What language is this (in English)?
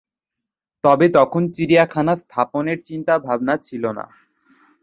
Bangla